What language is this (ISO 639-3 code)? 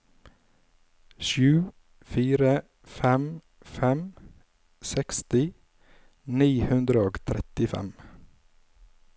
nor